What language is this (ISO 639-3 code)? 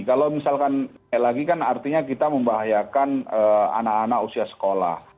ind